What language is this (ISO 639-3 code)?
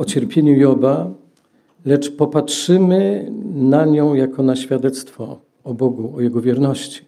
pol